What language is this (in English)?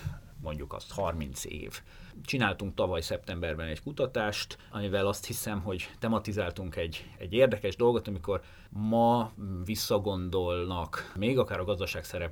Hungarian